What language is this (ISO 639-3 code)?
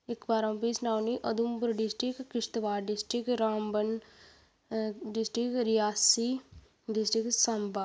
doi